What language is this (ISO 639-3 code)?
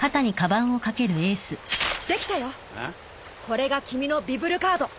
jpn